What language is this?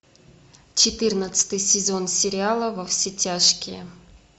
Russian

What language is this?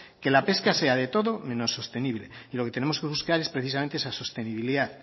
Spanish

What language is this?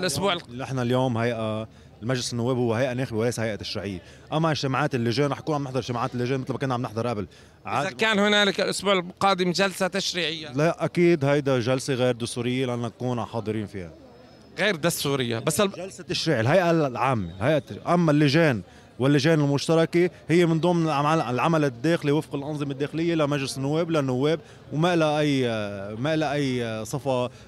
Arabic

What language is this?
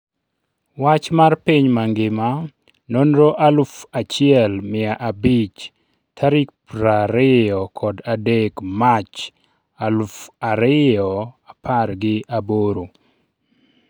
Luo (Kenya and Tanzania)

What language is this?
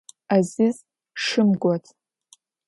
Adyghe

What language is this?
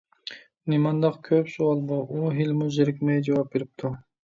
Uyghur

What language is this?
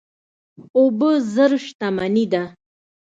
Pashto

